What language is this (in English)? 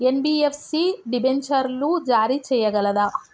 Telugu